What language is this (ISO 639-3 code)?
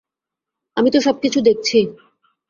ben